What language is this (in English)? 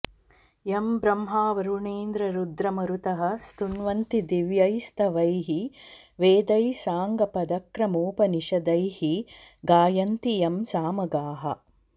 Sanskrit